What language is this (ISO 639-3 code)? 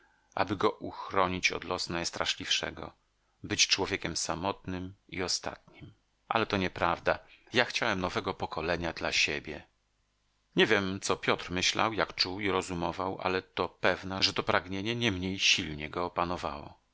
pol